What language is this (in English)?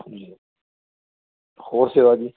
Punjabi